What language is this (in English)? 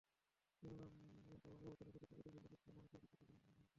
Bangla